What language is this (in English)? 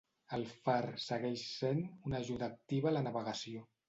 Catalan